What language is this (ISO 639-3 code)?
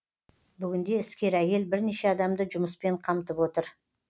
kaz